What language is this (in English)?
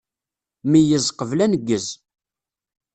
Kabyle